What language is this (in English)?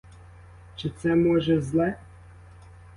Ukrainian